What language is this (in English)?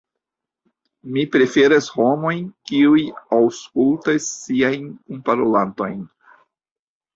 Esperanto